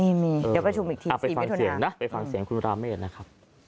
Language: Thai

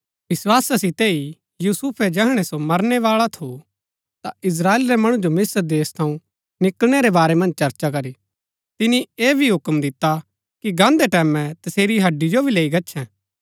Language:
Gaddi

